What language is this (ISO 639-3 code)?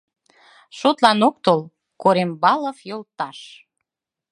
chm